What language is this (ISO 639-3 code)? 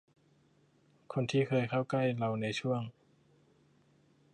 tha